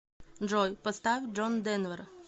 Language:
Russian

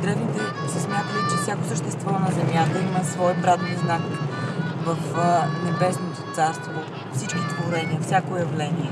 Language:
Bulgarian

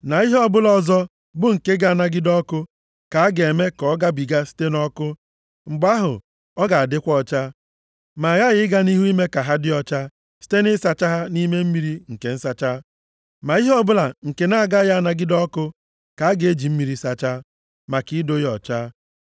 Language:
Igbo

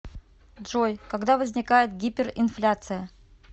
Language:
Russian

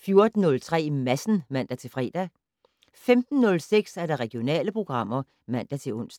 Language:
Danish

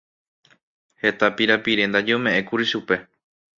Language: Guarani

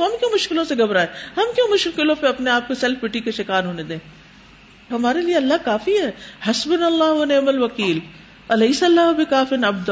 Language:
Urdu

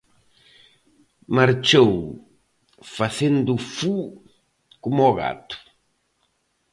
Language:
Galician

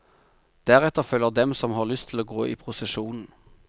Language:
Norwegian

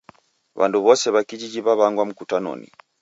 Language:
Taita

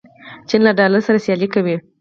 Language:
Pashto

